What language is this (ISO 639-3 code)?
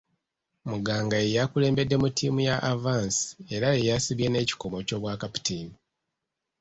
lug